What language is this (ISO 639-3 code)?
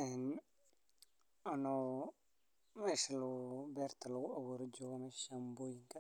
som